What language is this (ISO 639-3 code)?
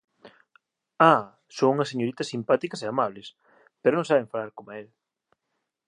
glg